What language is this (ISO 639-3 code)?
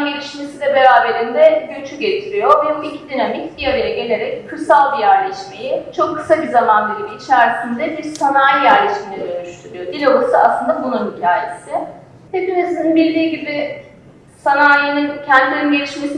tur